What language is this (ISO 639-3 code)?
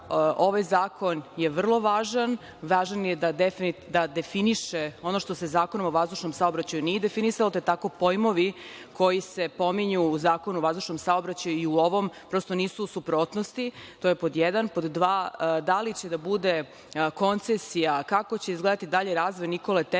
srp